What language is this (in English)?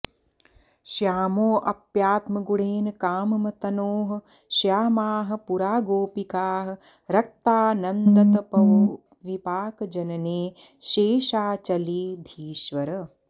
Sanskrit